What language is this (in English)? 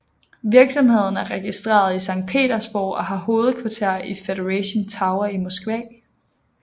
Danish